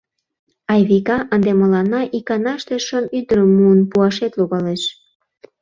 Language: Mari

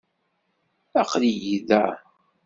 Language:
Kabyle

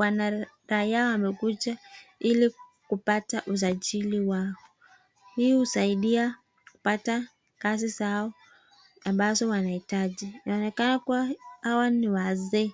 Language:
Swahili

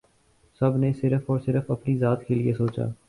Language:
Urdu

